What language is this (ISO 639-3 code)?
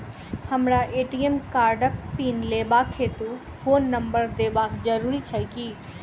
mai